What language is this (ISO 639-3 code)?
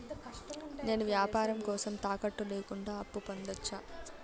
tel